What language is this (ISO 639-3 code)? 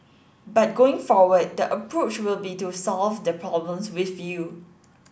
eng